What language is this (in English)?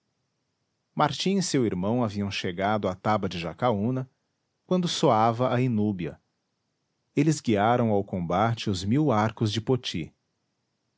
Portuguese